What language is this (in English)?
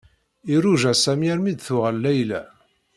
Kabyle